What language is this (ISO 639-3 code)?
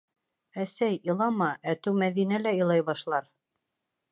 bak